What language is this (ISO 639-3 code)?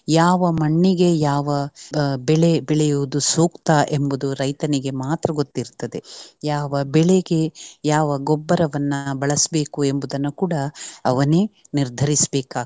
kan